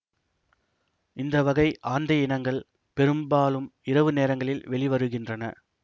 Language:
Tamil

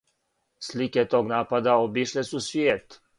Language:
Serbian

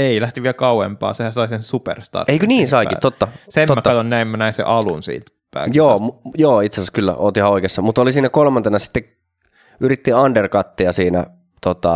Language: Finnish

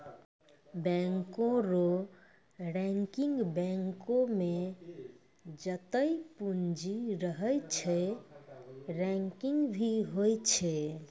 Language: Maithili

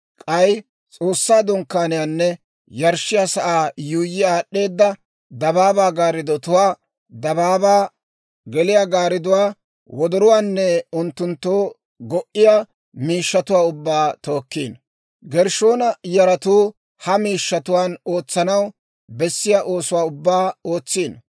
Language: Dawro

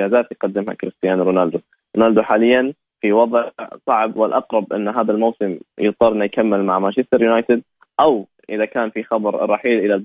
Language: Arabic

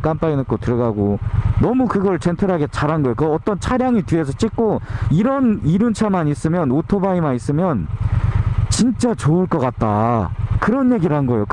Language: Korean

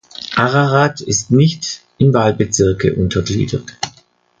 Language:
German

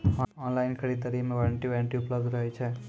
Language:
Maithili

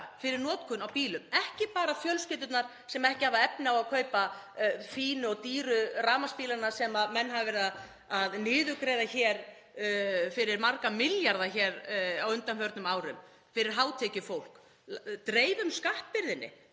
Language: Icelandic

